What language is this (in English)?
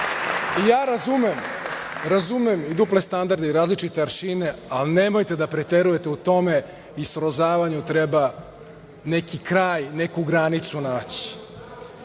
Serbian